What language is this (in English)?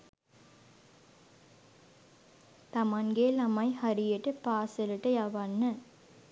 Sinhala